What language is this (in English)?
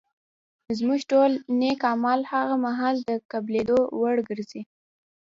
Pashto